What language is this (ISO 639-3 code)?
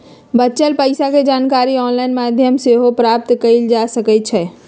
mag